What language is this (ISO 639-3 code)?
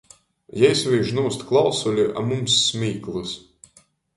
ltg